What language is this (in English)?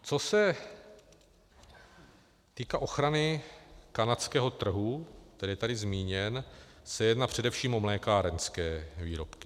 Czech